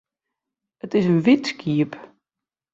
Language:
Western Frisian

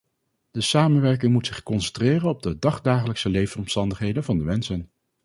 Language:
Dutch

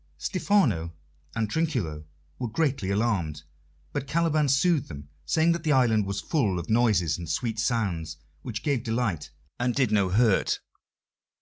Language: English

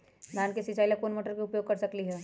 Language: Magahi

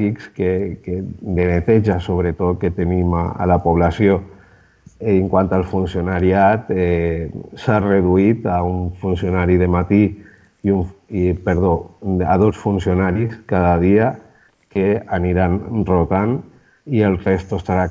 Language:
Spanish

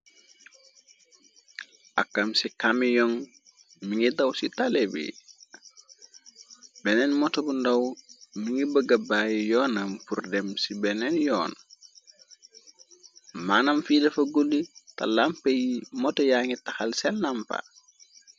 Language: Wolof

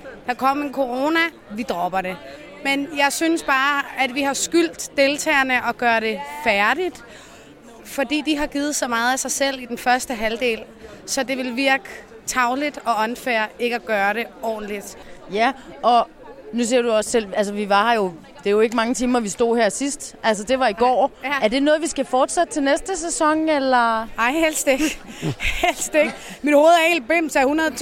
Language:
Danish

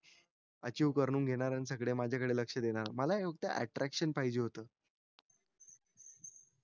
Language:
Marathi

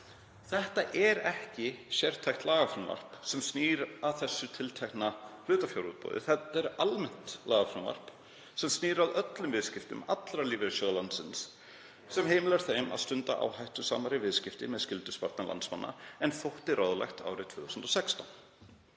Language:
Icelandic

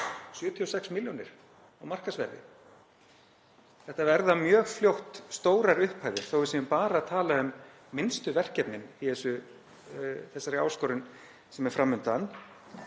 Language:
Icelandic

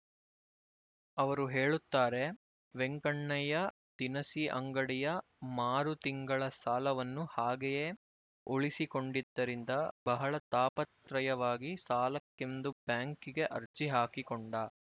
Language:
Kannada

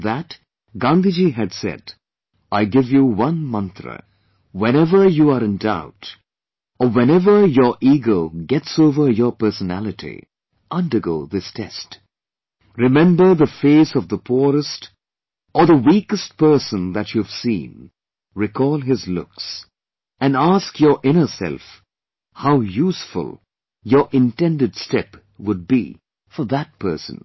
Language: English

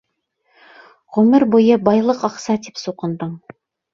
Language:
Bashkir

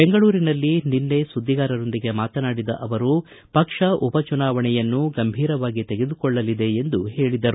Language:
Kannada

